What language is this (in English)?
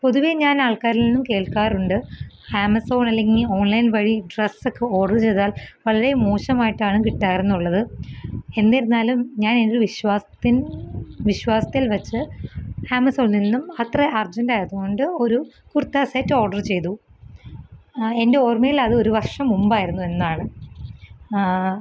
Malayalam